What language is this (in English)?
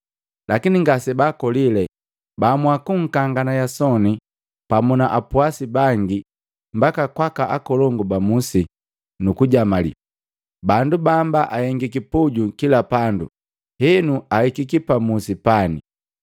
Matengo